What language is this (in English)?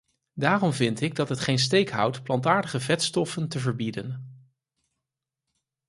Dutch